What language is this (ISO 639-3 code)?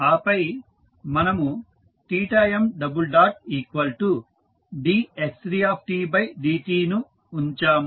tel